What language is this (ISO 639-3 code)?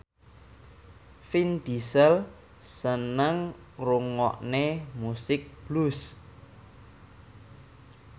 jav